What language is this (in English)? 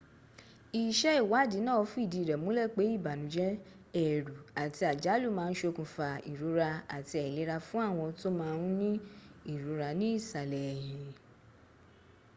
Yoruba